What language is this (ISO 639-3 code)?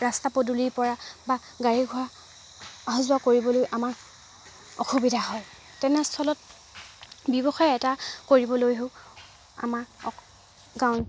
asm